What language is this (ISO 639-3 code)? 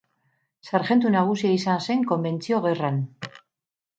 eus